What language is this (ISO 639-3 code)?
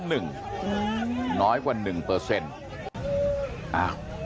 tha